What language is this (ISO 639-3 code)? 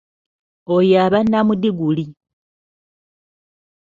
lug